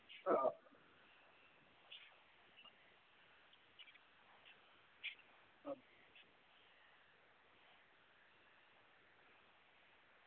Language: Dogri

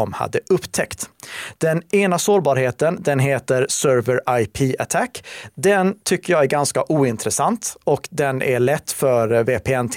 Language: Swedish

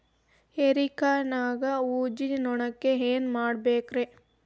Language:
Kannada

